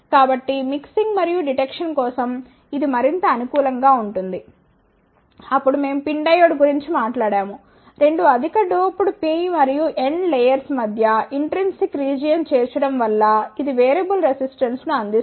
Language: Telugu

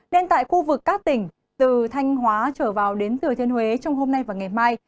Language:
Vietnamese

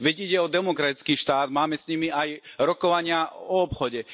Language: Slovak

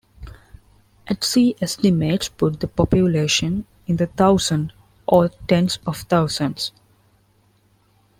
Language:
English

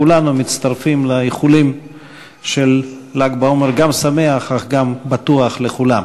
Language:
Hebrew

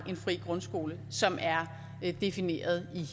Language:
Danish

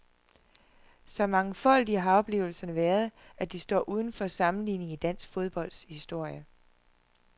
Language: Danish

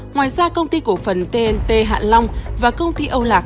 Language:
Vietnamese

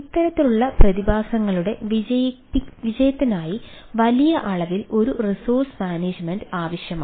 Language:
Malayalam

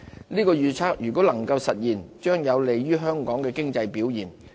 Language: Cantonese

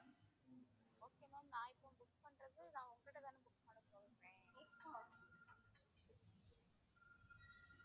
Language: Tamil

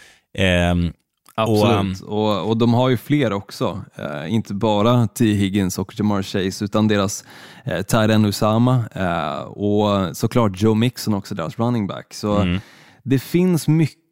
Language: Swedish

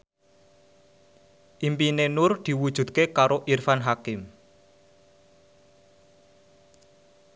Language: Javanese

